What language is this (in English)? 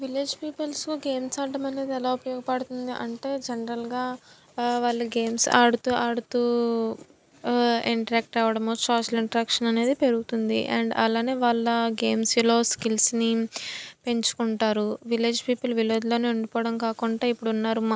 Telugu